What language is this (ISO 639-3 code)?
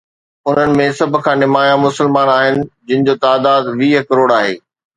snd